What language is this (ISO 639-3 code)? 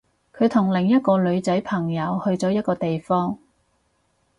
yue